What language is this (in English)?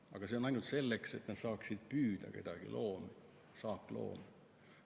Estonian